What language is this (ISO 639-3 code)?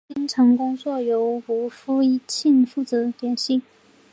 zho